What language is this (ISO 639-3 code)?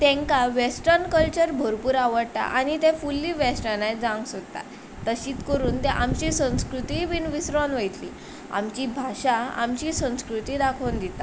kok